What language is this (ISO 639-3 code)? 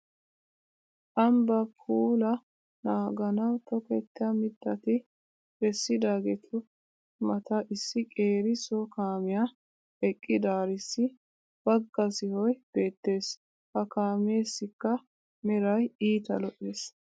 wal